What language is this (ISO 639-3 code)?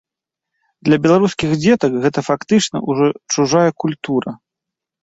bel